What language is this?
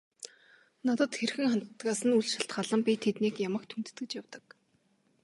Mongolian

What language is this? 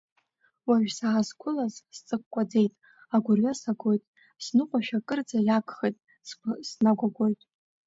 Abkhazian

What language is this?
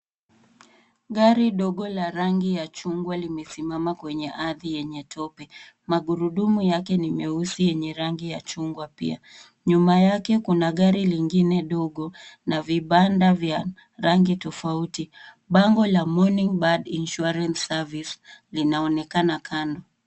Swahili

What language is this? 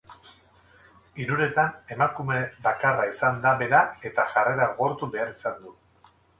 Basque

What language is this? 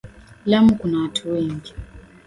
Swahili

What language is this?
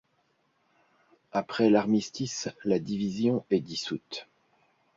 French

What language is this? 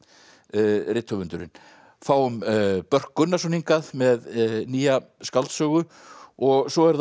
Icelandic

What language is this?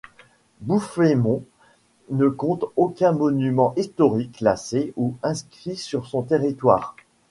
French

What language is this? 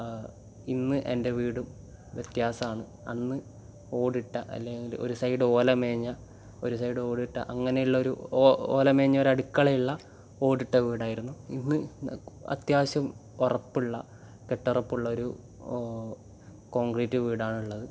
Malayalam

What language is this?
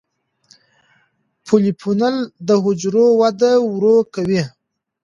Pashto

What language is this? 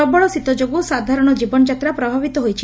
Odia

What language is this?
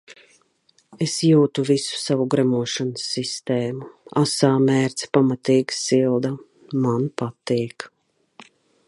Latvian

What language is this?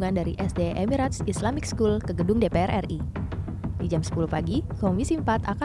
Indonesian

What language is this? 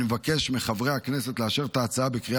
Hebrew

